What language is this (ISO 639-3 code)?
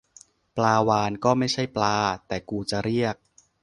tha